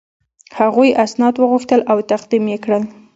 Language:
Pashto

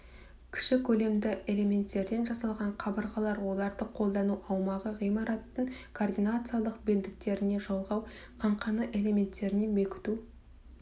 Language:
Kazakh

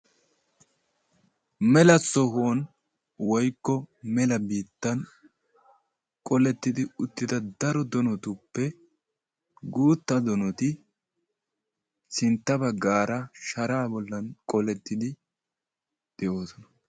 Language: Wolaytta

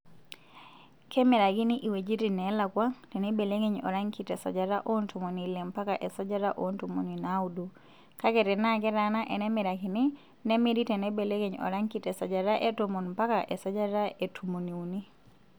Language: Masai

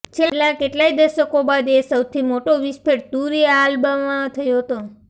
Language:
Gujarati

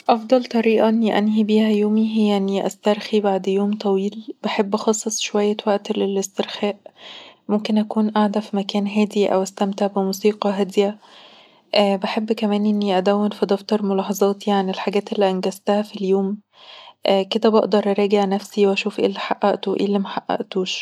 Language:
Egyptian Arabic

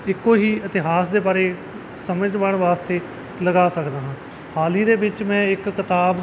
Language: Punjabi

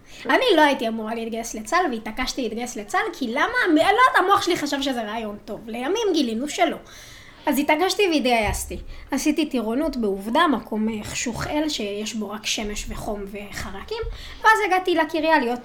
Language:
Hebrew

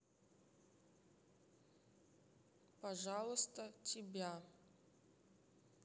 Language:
Russian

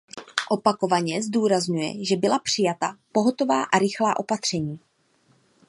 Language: Czech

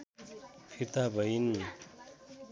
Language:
Nepali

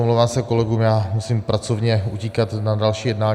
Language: Czech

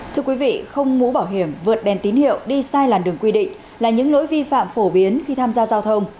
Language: Vietnamese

